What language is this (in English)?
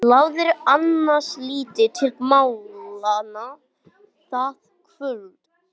Icelandic